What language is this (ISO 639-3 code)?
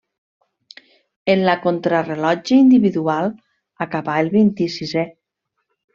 cat